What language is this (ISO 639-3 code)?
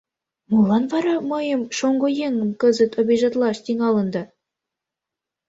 chm